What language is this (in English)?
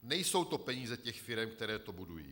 Czech